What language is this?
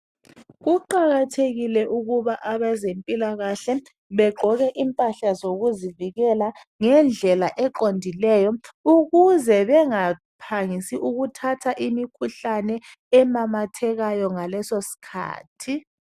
North Ndebele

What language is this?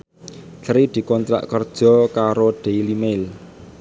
Javanese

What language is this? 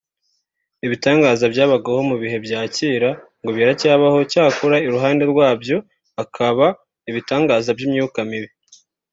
Kinyarwanda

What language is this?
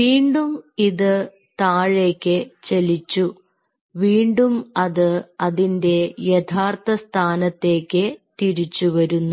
Malayalam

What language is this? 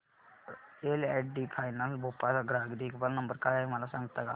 Marathi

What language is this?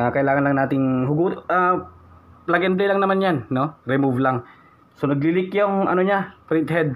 Filipino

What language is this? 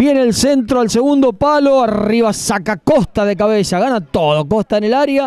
Spanish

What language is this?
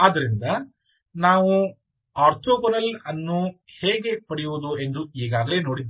Kannada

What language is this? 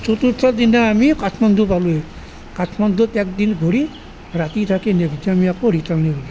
Assamese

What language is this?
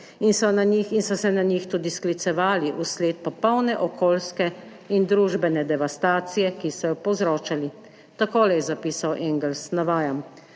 Slovenian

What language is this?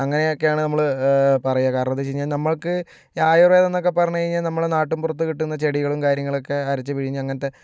Malayalam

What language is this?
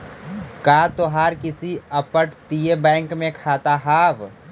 Magahi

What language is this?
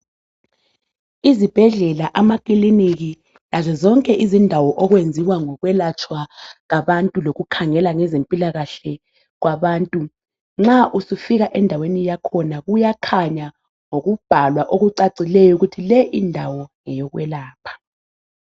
North Ndebele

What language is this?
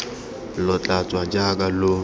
Tswana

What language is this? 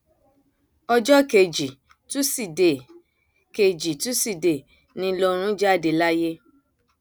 Yoruba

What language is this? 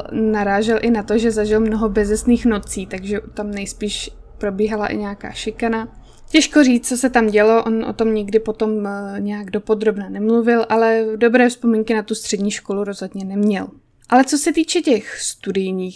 Czech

